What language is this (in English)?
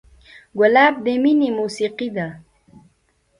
Pashto